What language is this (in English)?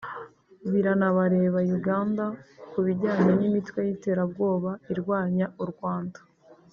Kinyarwanda